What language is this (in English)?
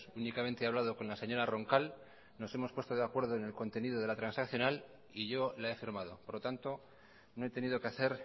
Spanish